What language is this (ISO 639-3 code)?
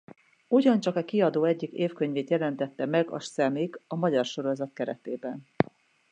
hun